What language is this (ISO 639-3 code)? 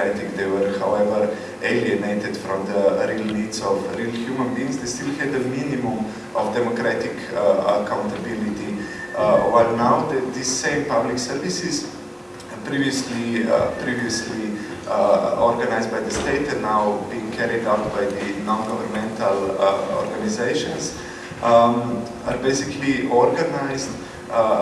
eng